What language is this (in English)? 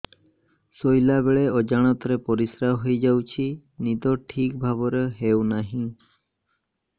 Odia